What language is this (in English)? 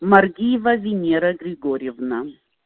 Russian